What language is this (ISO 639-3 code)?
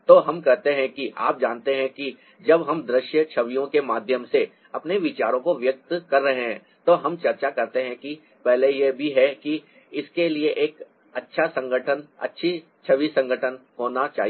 hin